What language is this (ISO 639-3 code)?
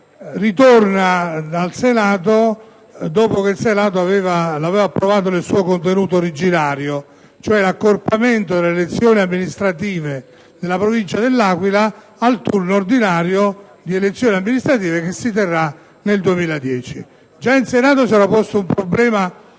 ita